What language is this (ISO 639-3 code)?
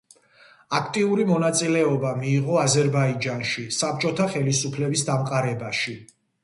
kat